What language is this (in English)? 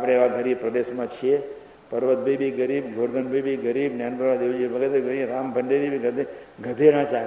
Gujarati